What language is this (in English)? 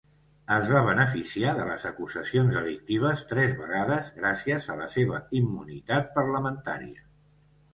Catalan